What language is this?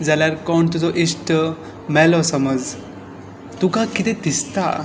Konkani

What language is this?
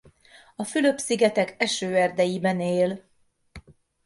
Hungarian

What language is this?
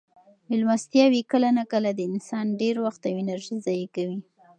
Pashto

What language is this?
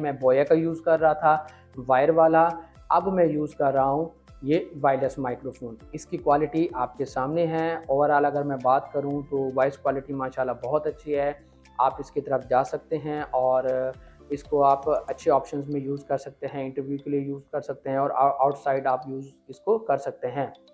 Urdu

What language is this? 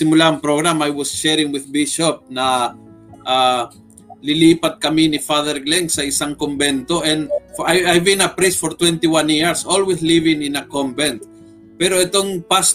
Filipino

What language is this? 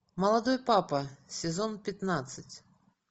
Russian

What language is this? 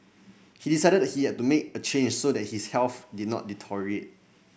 English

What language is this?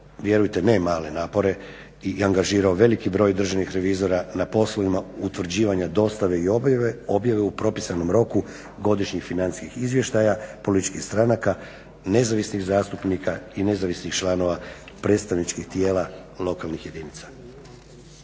Croatian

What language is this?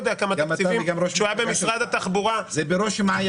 Hebrew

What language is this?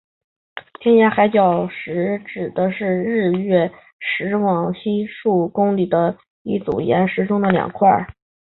Chinese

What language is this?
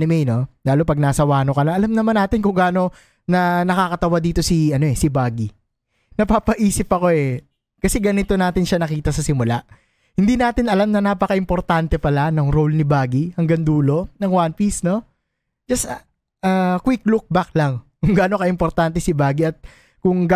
Filipino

